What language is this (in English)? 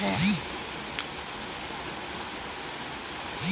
Hindi